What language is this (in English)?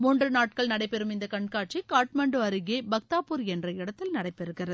Tamil